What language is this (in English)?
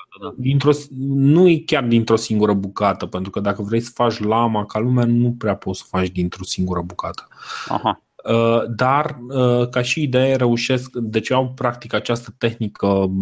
Romanian